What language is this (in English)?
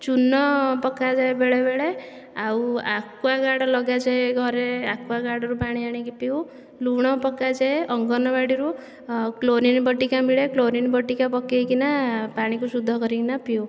Odia